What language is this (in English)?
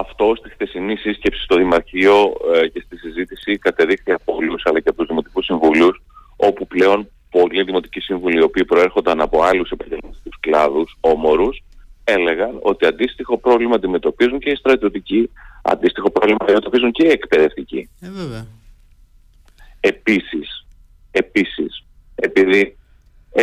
Greek